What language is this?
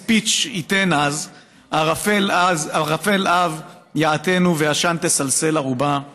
Hebrew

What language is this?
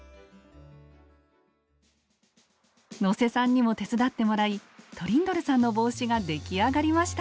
Japanese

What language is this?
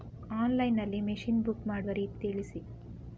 Kannada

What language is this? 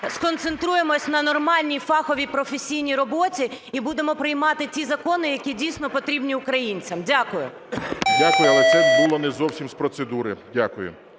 Ukrainian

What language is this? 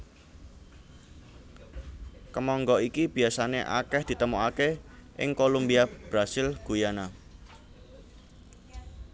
Javanese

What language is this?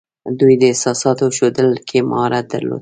Pashto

